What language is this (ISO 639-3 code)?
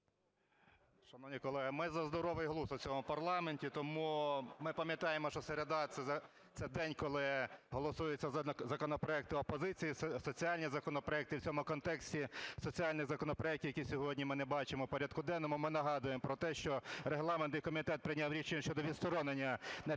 ukr